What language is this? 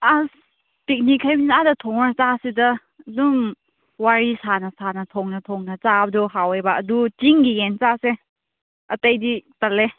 Manipuri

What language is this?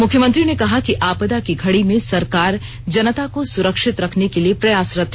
Hindi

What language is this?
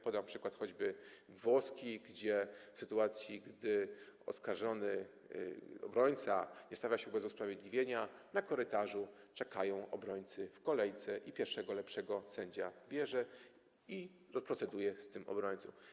Polish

